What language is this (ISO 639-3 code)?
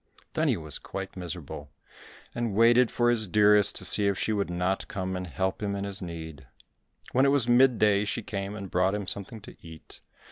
eng